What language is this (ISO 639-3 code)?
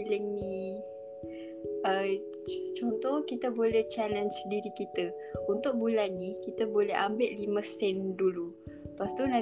msa